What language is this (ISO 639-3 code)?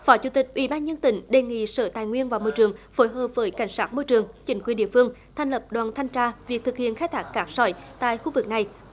vie